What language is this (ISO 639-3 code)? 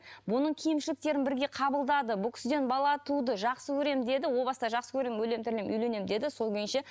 kaz